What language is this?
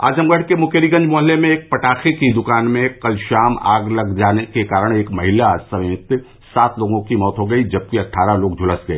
Hindi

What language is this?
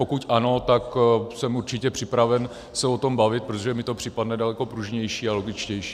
Czech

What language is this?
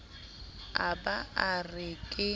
Southern Sotho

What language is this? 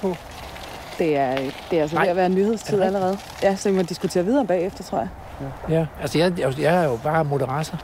Danish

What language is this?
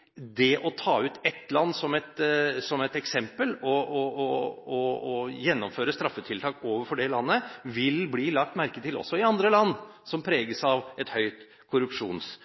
Norwegian Bokmål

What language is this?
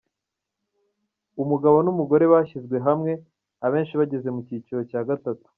Kinyarwanda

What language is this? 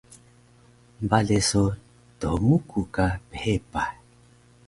Taroko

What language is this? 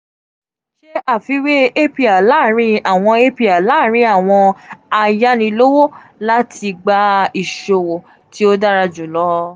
Yoruba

